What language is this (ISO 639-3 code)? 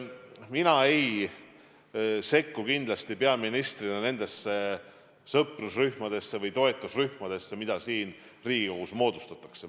est